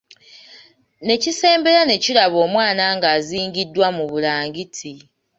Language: Ganda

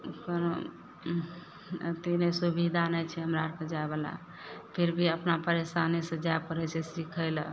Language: Maithili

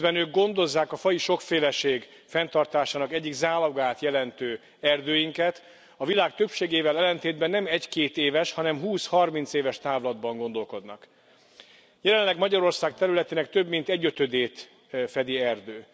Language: Hungarian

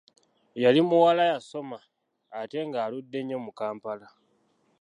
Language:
Ganda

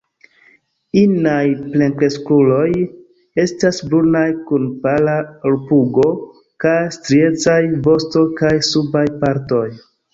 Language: Esperanto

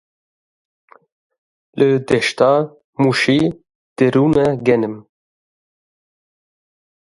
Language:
Kurdish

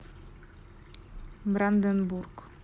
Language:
Russian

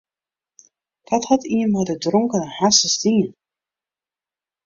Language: Western Frisian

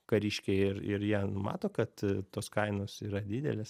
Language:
Lithuanian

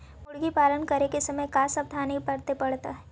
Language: Magahi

